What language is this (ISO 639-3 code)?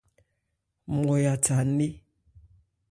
ebr